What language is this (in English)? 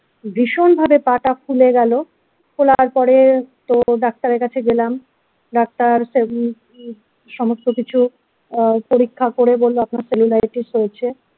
Bangla